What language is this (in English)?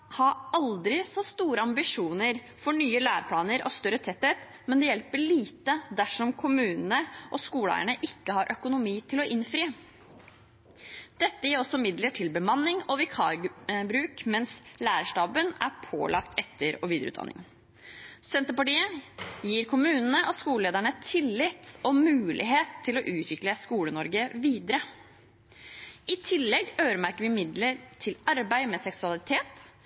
Norwegian Bokmål